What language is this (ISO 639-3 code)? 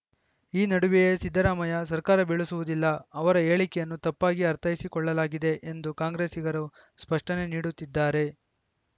kan